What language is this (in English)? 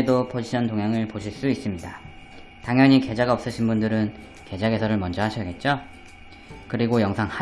Korean